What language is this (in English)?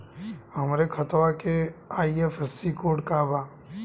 Bhojpuri